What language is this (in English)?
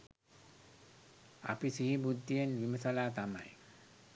Sinhala